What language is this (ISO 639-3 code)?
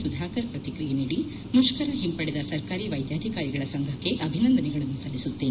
kan